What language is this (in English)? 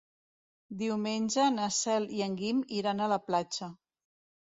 Catalan